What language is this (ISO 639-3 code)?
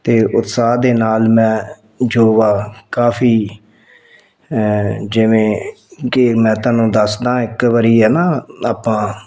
pan